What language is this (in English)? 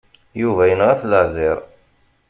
Kabyle